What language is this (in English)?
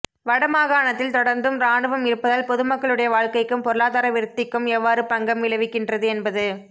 Tamil